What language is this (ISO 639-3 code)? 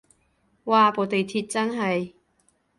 yue